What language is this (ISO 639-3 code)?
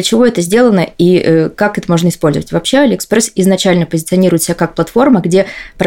rus